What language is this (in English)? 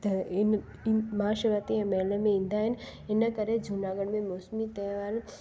Sindhi